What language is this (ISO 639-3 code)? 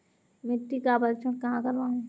hin